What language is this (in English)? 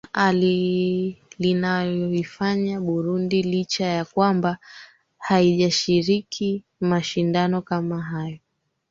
Swahili